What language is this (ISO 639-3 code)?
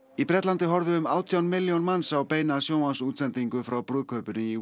isl